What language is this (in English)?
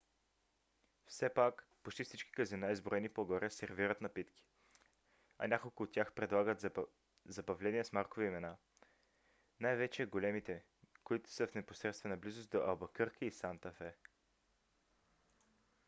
Bulgarian